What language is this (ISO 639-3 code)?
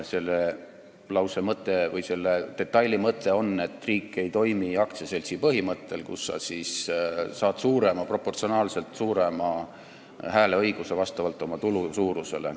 est